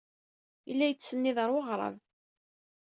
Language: Kabyle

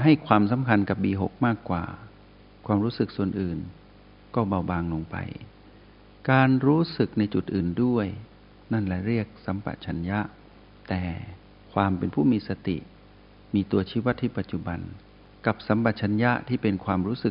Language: Thai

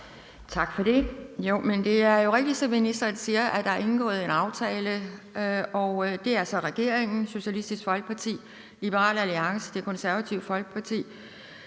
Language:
Danish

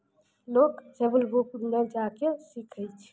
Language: Maithili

